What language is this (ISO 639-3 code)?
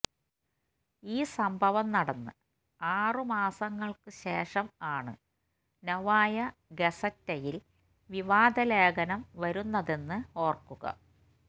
mal